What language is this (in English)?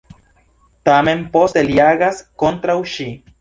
Esperanto